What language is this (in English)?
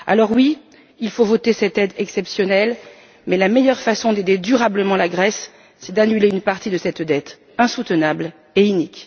French